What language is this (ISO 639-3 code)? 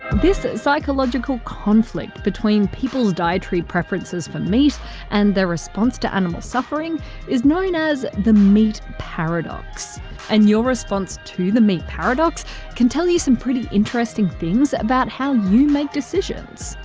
eng